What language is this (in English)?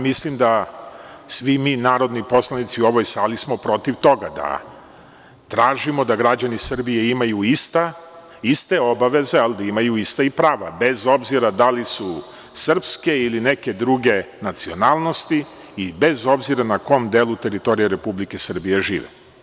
Serbian